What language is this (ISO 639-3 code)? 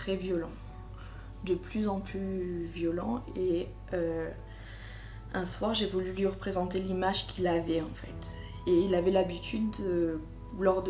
fra